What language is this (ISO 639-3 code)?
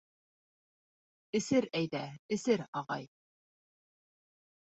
bak